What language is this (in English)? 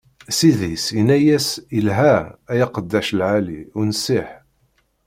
Kabyle